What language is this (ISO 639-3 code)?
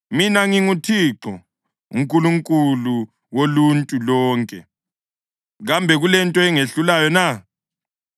nde